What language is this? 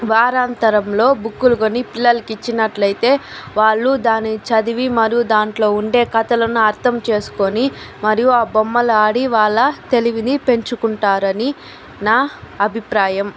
Telugu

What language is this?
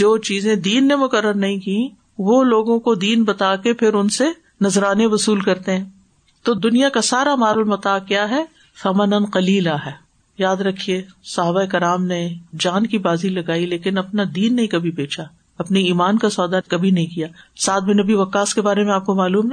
Urdu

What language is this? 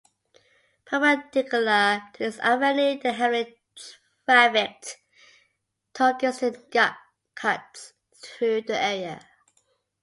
English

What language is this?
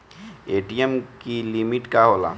Bhojpuri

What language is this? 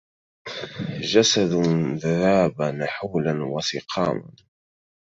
Arabic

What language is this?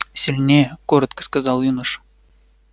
Russian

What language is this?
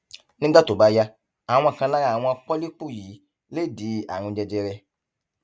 Yoruba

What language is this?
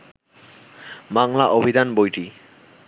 Bangla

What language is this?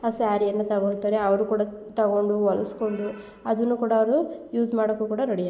Kannada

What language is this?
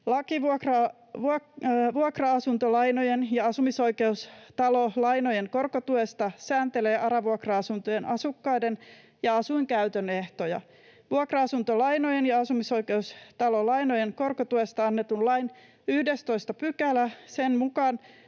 Finnish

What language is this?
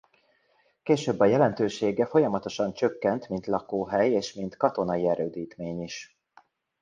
Hungarian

